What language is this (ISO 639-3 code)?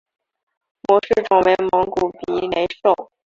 zho